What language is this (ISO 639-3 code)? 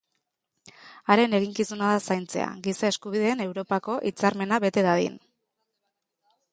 eus